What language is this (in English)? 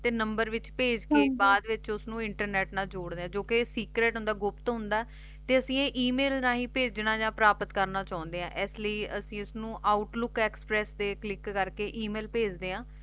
Punjabi